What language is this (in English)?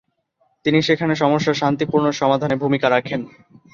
Bangla